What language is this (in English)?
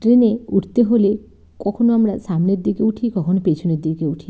Bangla